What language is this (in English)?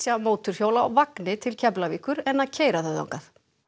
Icelandic